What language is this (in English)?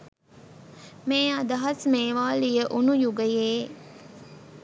Sinhala